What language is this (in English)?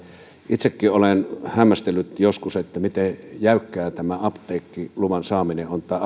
Finnish